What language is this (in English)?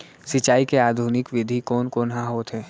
Chhattisgarhi